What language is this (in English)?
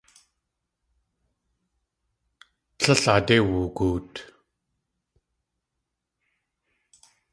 Tlingit